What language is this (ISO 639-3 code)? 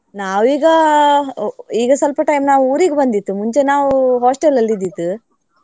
kan